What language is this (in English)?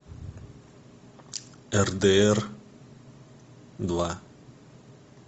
Russian